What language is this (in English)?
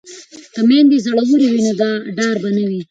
Pashto